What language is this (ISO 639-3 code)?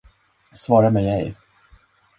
swe